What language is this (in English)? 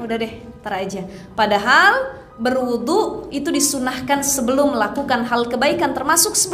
Indonesian